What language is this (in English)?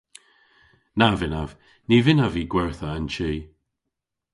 Cornish